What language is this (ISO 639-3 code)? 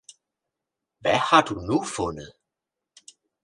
dan